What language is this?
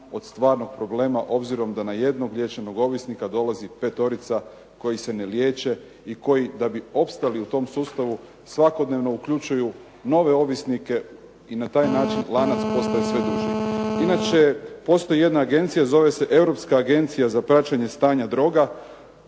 Croatian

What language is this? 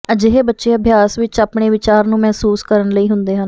Punjabi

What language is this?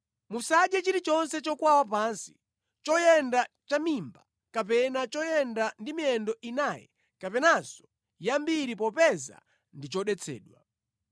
Nyanja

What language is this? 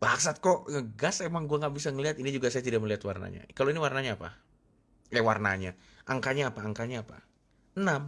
Indonesian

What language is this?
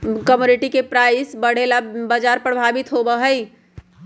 Magahi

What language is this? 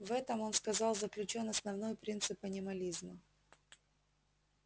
Russian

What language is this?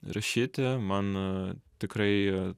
Lithuanian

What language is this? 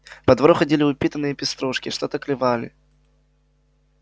Russian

